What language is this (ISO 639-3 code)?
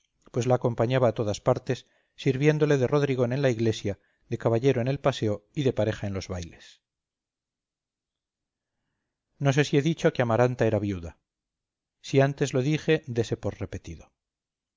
spa